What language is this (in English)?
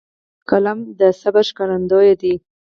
Pashto